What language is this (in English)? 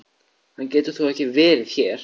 Icelandic